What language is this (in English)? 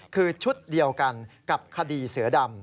Thai